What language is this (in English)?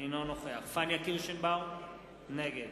Hebrew